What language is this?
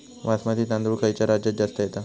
Marathi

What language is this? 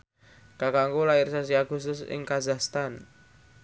Javanese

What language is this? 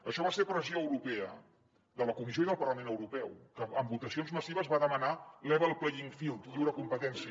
Catalan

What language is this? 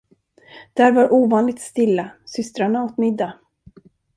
Swedish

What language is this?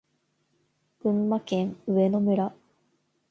Japanese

